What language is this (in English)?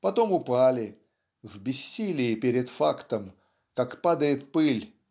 Russian